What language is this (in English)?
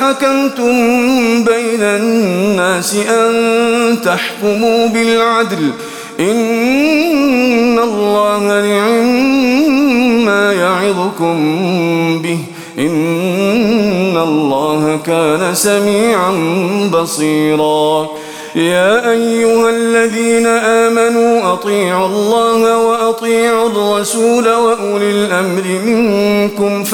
Arabic